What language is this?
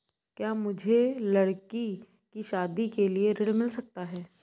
Hindi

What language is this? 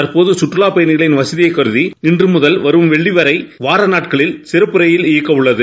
Tamil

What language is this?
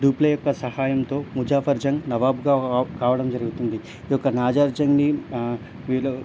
Telugu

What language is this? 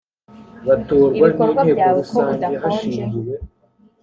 Kinyarwanda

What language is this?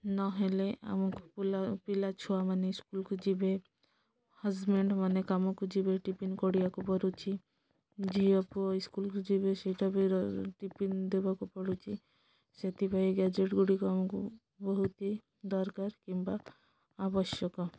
Odia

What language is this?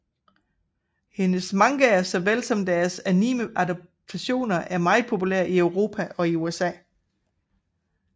Danish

